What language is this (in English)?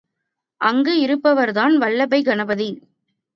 Tamil